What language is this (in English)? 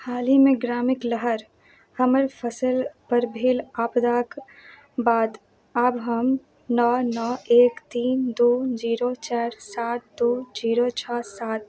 Maithili